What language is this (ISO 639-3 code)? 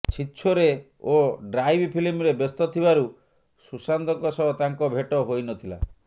ori